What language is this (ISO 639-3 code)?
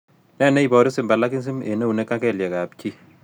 kln